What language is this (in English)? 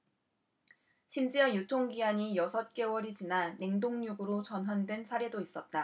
Korean